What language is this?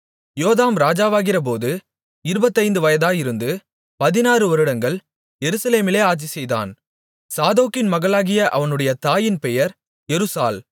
Tamil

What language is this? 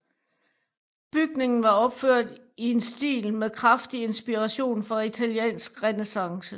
Danish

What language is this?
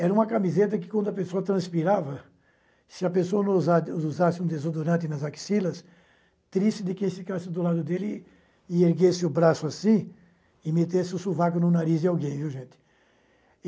Portuguese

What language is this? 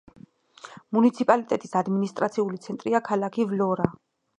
Georgian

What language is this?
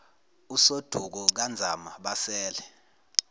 Zulu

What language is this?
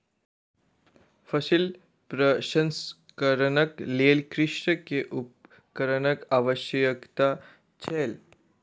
Maithili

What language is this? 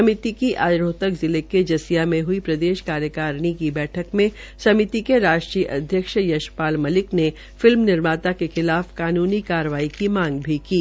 Hindi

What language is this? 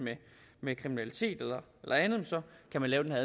Danish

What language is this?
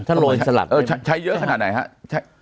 Thai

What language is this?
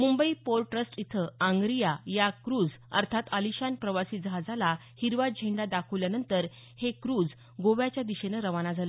Marathi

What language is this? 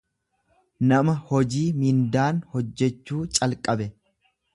Oromo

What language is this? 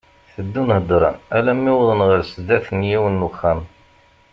Kabyle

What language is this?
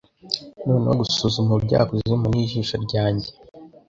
Kinyarwanda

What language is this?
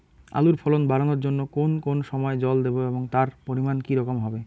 Bangla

